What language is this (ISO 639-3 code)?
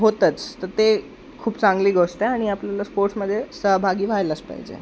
mar